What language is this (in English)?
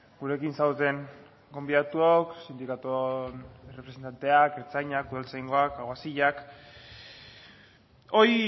Basque